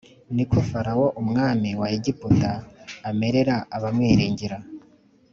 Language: Kinyarwanda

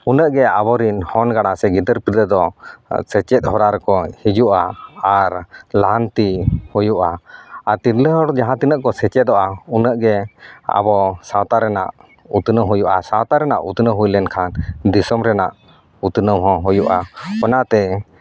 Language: Santali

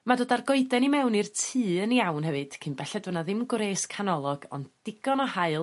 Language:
Welsh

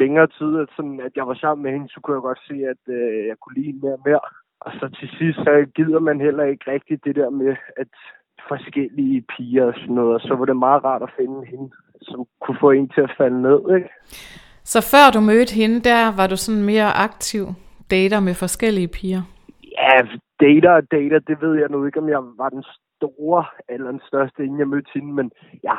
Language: Danish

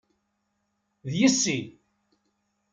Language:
Kabyle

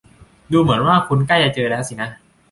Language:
Thai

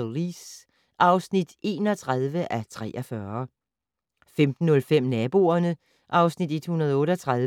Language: Danish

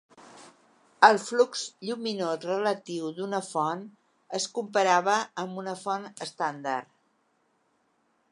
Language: Catalan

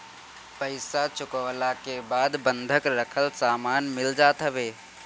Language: Bhojpuri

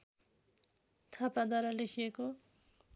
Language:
Nepali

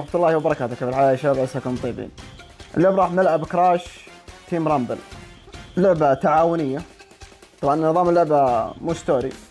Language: Arabic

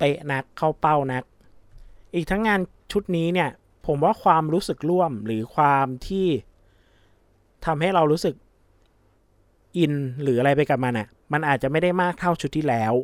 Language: Thai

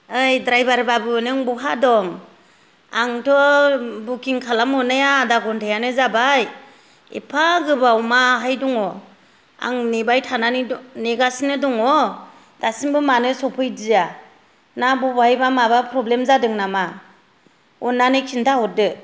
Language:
Bodo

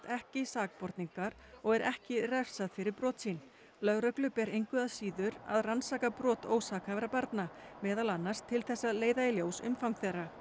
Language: Icelandic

